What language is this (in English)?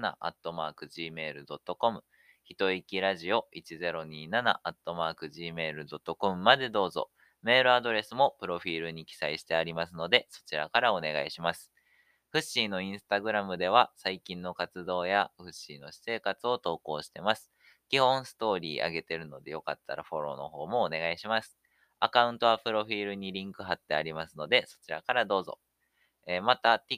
Japanese